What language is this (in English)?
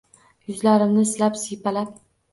Uzbek